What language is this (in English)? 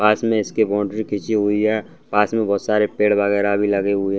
Hindi